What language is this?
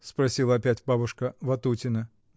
Russian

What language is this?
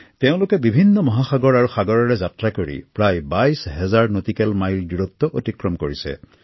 Assamese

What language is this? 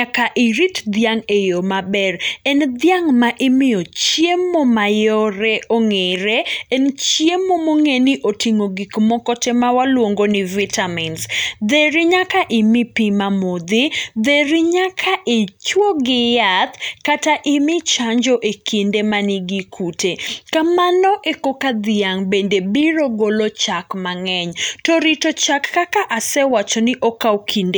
Luo (Kenya and Tanzania)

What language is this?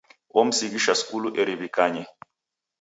Taita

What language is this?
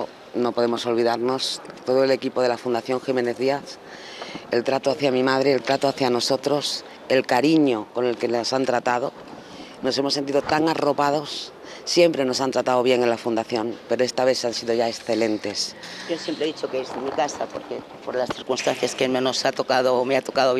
Spanish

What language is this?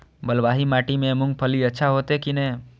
Maithili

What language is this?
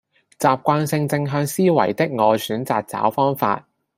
Cantonese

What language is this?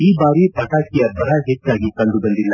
Kannada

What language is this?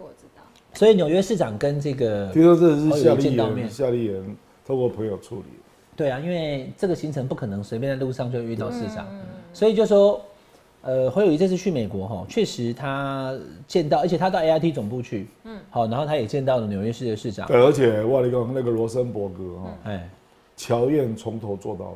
Chinese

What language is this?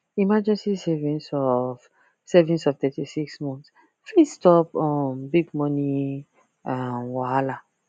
Nigerian Pidgin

